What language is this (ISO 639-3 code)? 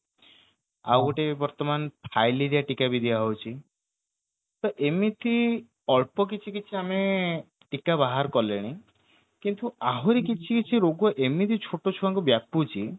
ori